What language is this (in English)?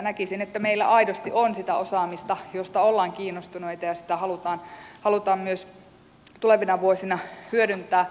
Finnish